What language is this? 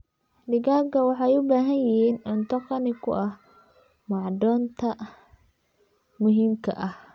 Somali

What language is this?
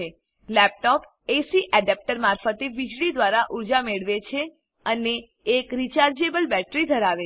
Gujarati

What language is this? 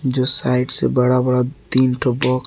Hindi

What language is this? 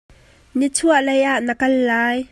Hakha Chin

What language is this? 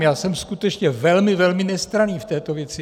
Czech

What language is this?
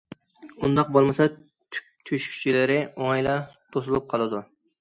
Uyghur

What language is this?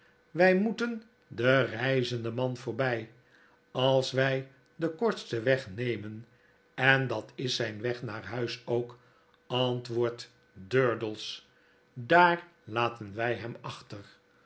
Dutch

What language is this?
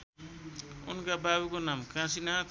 Nepali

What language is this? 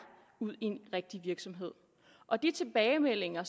Danish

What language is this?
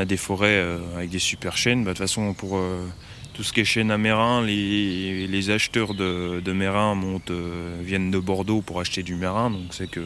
French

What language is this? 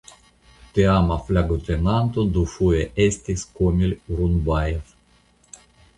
Esperanto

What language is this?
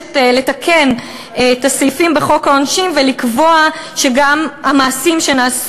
Hebrew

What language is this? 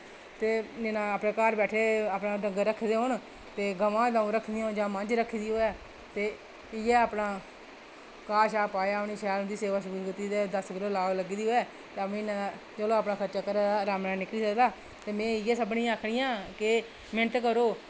Dogri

